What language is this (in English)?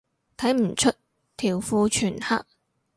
Cantonese